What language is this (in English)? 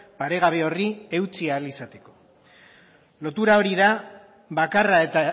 Basque